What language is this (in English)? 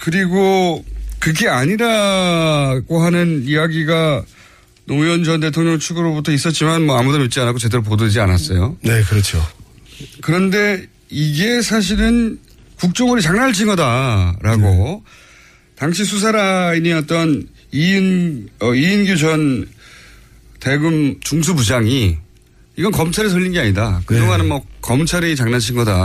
Korean